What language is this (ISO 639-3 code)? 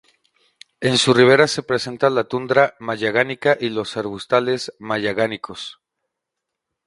spa